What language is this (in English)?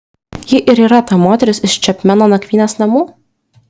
Lithuanian